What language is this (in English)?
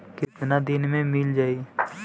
Bhojpuri